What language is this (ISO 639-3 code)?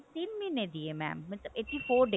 pan